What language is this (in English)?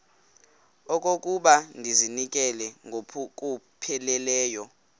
Xhosa